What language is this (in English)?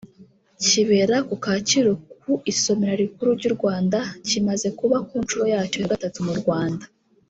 Kinyarwanda